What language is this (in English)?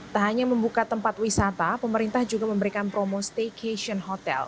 Indonesian